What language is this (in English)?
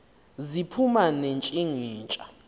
Xhosa